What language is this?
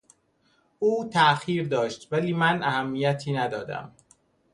Persian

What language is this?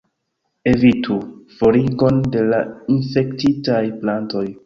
Esperanto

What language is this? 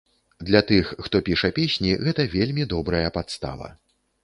Belarusian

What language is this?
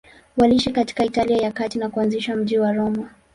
Swahili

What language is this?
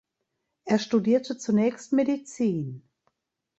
German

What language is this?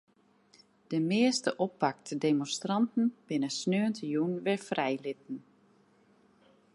Western Frisian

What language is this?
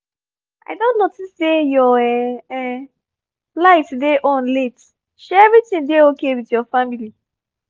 Nigerian Pidgin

